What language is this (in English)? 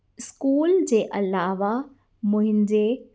Sindhi